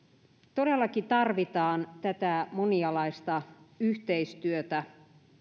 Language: Finnish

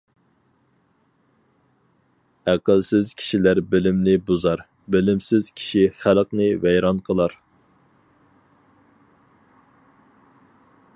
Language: Uyghur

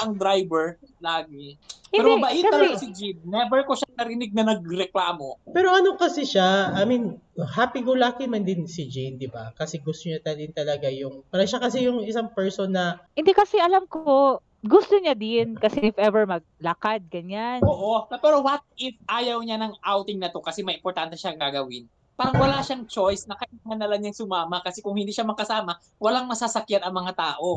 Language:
Filipino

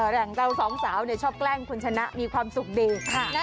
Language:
Thai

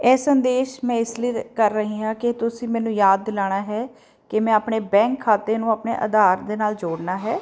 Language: Punjabi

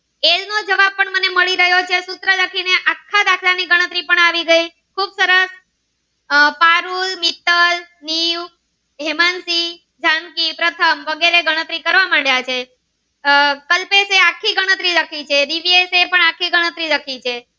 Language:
Gujarati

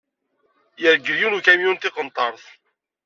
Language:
Kabyle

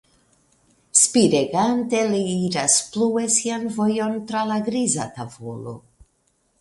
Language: Esperanto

